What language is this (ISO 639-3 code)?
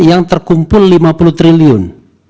ind